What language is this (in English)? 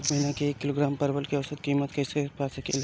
Bhojpuri